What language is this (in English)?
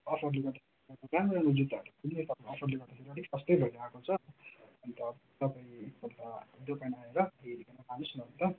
Nepali